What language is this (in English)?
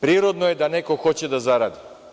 Serbian